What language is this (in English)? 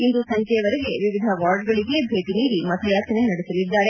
Kannada